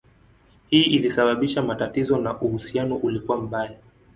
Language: Swahili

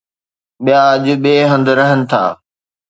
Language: Sindhi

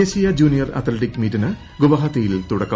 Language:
Malayalam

